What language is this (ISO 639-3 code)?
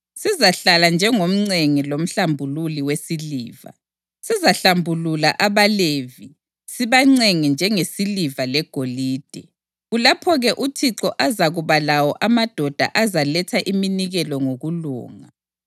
nde